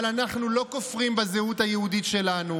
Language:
Hebrew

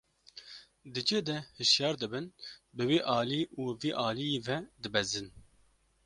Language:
Kurdish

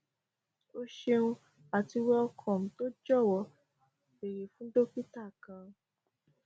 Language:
Yoruba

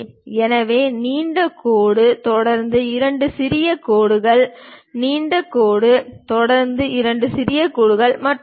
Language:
Tamil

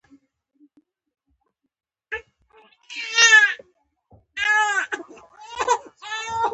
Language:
Pashto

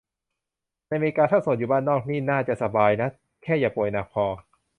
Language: Thai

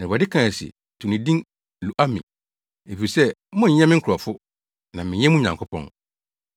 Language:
Akan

